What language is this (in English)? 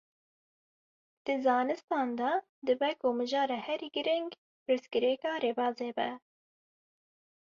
Kurdish